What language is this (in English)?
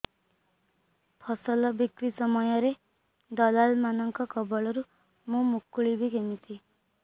Odia